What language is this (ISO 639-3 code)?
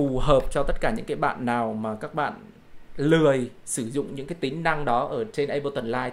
vie